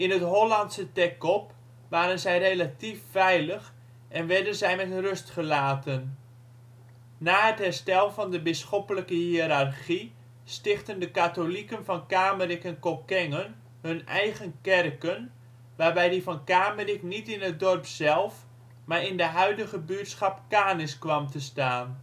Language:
Dutch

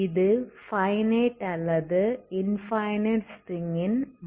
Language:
Tamil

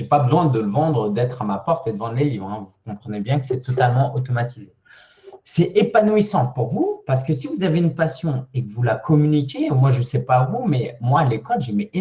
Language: French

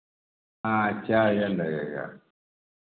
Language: Hindi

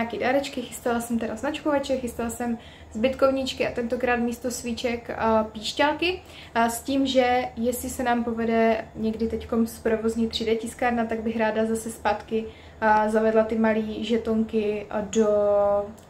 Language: Czech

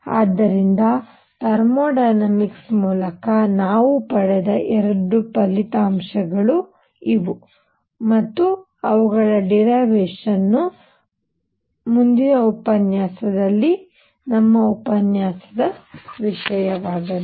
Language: Kannada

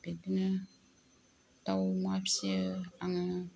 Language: Bodo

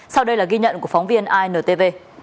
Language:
Vietnamese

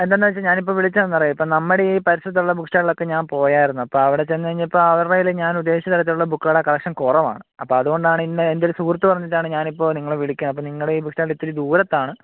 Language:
Malayalam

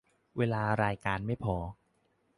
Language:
Thai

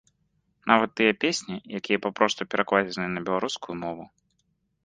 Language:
Belarusian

